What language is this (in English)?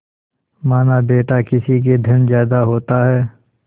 Hindi